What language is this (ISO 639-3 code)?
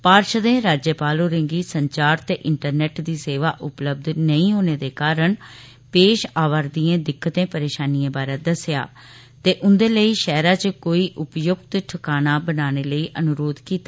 doi